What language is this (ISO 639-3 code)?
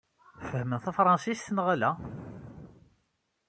kab